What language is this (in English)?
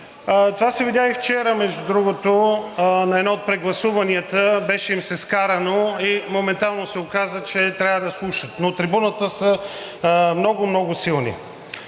Bulgarian